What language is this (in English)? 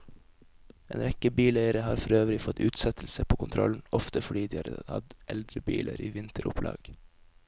Norwegian